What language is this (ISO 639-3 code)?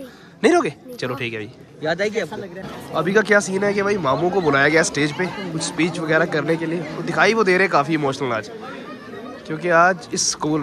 hin